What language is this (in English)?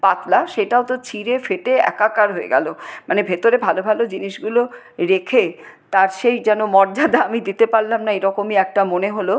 Bangla